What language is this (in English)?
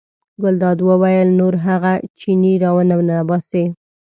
Pashto